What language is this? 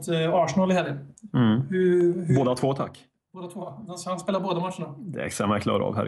Swedish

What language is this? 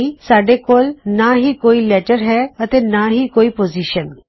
Punjabi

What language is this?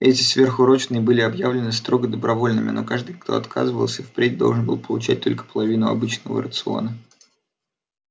Russian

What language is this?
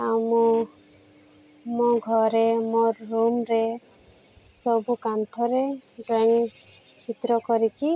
Odia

